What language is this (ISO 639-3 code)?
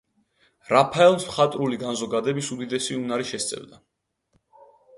kat